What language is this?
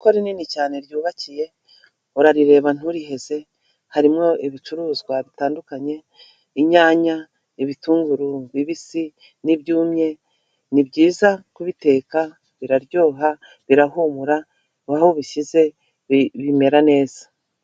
Kinyarwanda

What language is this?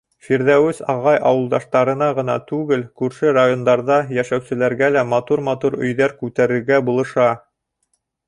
Bashkir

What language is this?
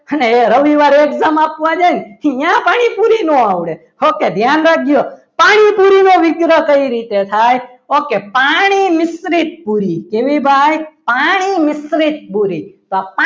Gujarati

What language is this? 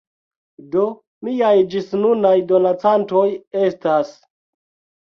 Esperanto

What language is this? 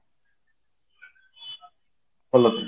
Odia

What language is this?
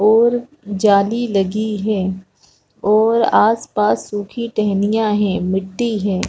Hindi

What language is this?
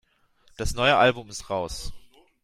German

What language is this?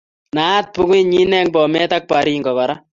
Kalenjin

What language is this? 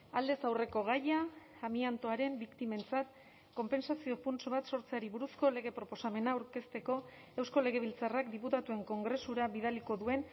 Basque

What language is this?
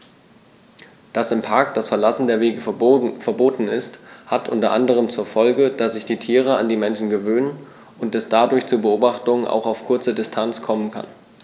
German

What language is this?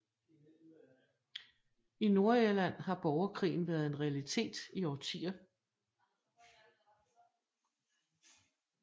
Danish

